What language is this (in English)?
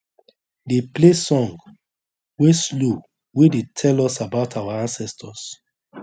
Nigerian Pidgin